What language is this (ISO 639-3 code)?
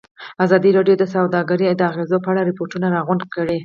pus